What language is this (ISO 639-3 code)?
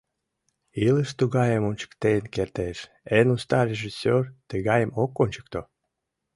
chm